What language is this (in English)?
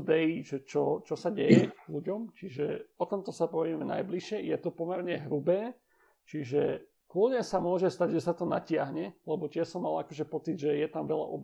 Slovak